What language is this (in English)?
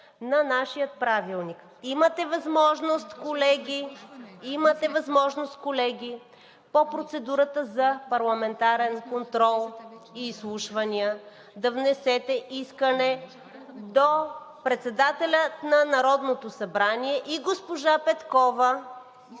Bulgarian